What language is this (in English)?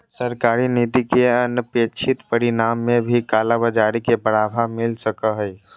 Magahi